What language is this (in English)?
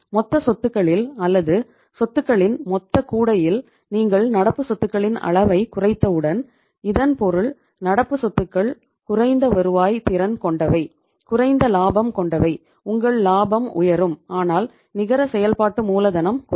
Tamil